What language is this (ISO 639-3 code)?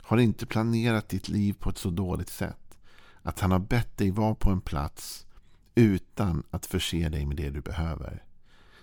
swe